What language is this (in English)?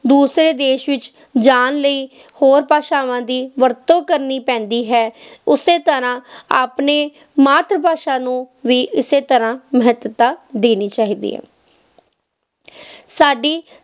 Punjabi